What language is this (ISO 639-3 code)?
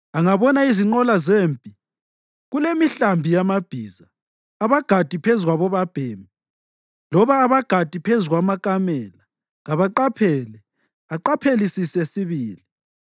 nde